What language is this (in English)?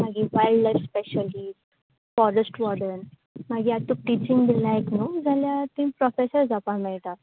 Konkani